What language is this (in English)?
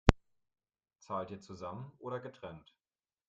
German